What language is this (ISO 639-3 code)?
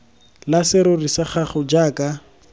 tsn